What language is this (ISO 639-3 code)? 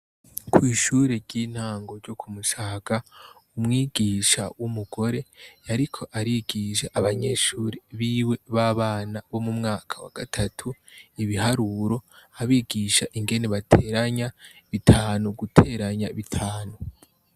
run